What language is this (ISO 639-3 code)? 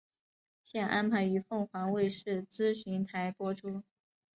zho